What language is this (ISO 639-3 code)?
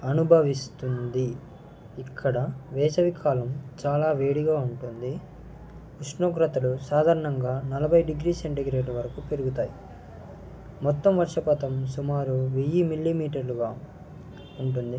tel